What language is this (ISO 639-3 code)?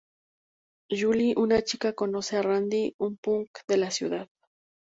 spa